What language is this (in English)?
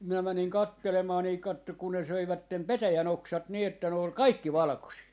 Finnish